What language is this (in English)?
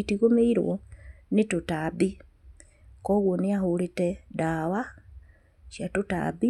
Kikuyu